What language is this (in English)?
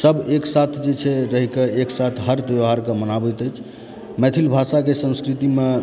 Maithili